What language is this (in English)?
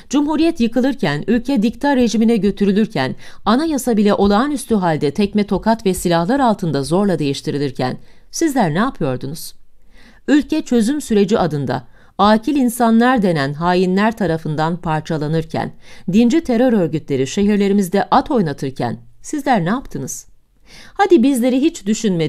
Turkish